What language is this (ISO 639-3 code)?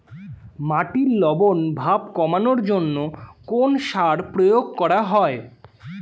ben